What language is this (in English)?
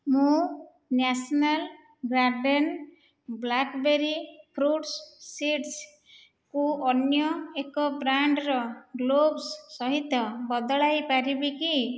Odia